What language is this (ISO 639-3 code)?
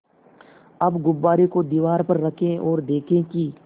hin